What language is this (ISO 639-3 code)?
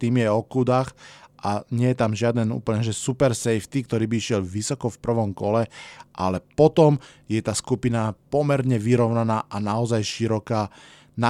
slk